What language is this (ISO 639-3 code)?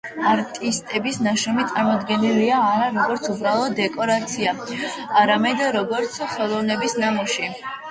kat